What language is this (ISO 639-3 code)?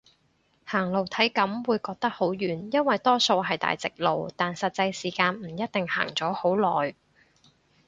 yue